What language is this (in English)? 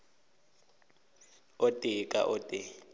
Northern Sotho